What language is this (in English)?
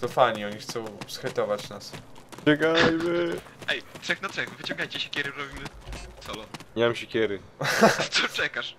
Polish